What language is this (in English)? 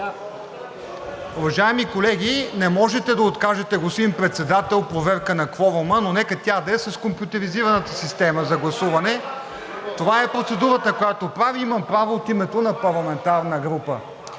Bulgarian